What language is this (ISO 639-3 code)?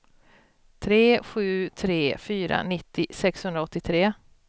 swe